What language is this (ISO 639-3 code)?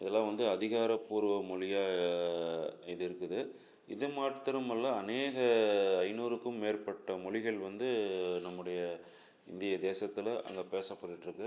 tam